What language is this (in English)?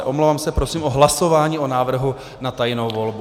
Czech